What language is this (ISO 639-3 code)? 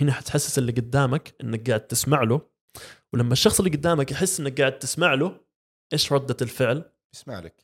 ara